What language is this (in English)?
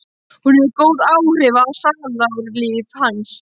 Icelandic